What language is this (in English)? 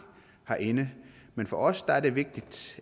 Danish